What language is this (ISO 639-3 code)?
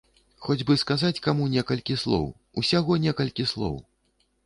bel